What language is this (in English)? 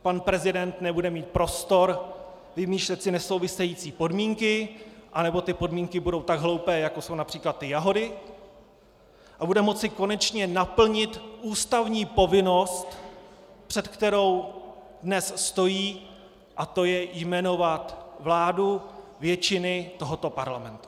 Czech